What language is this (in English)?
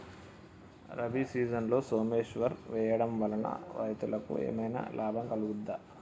Telugu